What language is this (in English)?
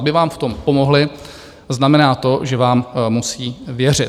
Czech